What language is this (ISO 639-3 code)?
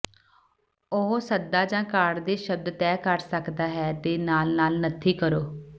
pan